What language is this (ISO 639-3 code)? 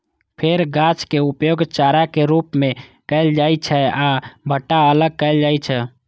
mai